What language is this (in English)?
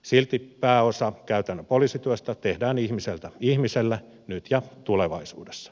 Finnish